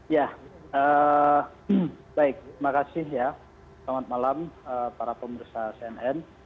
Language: Indonesian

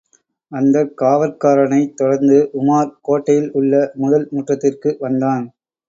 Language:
Tamil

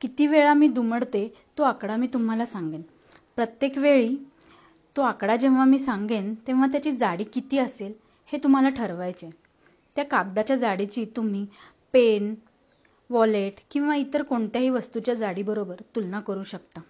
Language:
Marathi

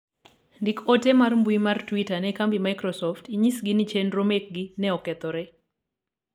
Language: Luo (Kenya and Tanzania)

